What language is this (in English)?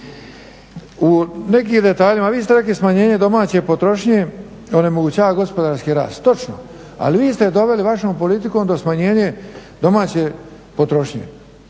Croatian